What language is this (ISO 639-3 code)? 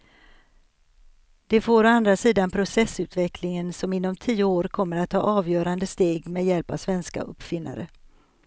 swe